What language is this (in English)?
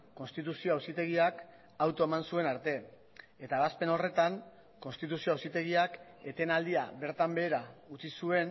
Basque